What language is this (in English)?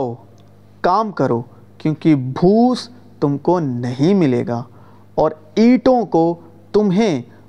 Urdu